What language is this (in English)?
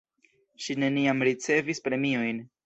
Esperanto